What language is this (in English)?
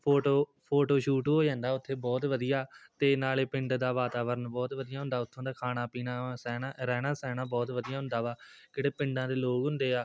Punjabi